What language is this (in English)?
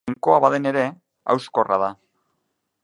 Basque